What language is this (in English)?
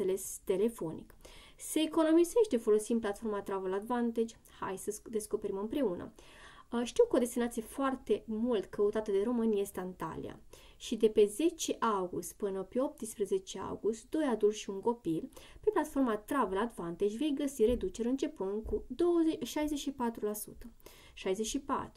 Romanian